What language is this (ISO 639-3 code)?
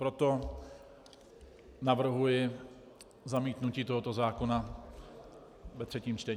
ces